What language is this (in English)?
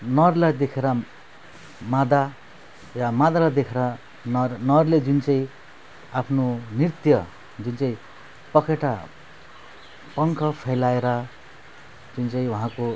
Nepali